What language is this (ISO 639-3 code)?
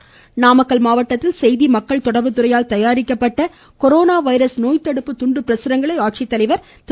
tam